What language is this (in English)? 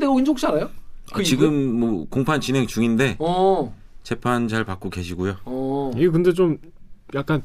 Korean